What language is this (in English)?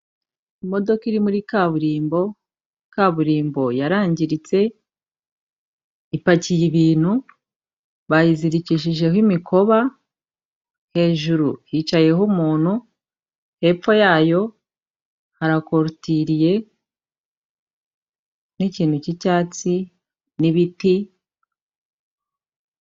Kinyarwanda